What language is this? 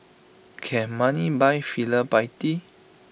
English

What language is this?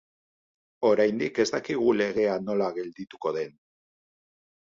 Basque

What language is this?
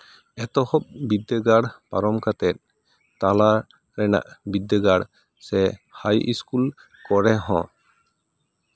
Santali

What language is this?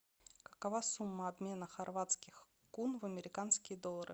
Russian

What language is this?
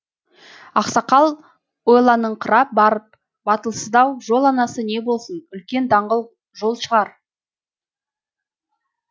Kazakh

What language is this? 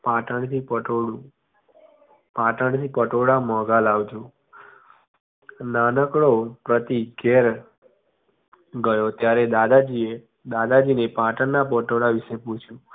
Gujarati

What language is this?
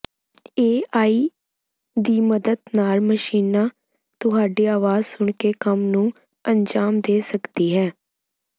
Punjabi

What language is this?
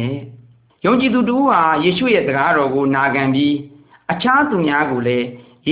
Malay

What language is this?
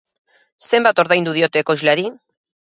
Basque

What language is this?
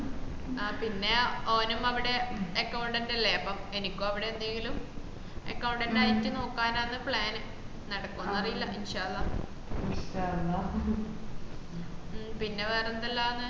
Malayalam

